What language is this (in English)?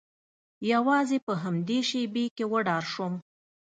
Pashto